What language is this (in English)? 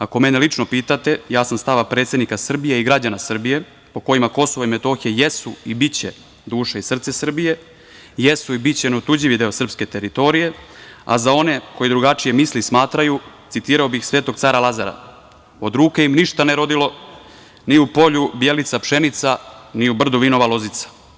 Serbian